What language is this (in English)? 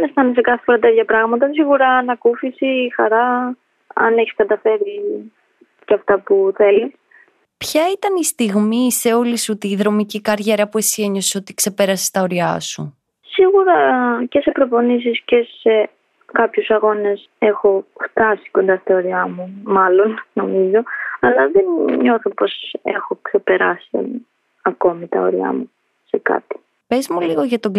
Greek